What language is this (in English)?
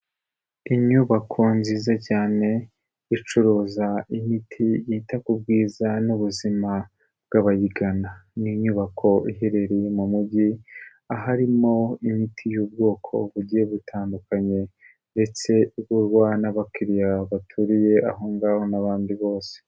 Kinyarwanda